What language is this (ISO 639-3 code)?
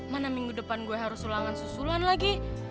ind